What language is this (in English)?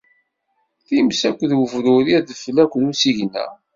Kabyle